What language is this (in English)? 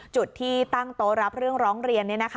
Thai